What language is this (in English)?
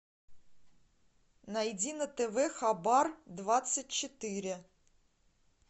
Russian